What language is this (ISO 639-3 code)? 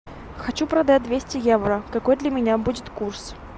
rus